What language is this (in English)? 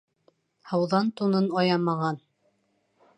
Bashkir